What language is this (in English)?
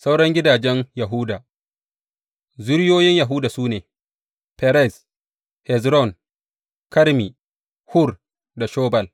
Hausa